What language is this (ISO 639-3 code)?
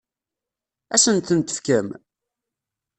kab